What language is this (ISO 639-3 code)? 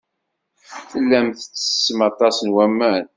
kab